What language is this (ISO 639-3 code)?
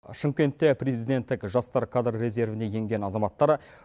kaz